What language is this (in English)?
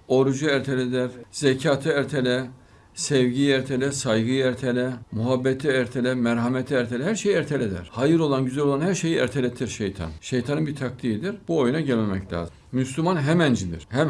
Turkish